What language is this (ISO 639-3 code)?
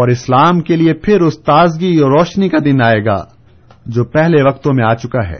urd